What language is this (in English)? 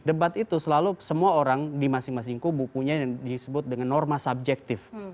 Indonesian